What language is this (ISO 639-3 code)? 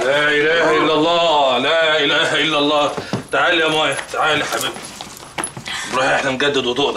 ara